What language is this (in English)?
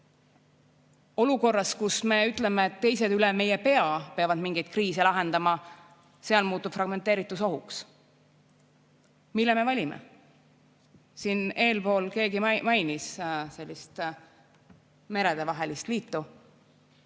Estonian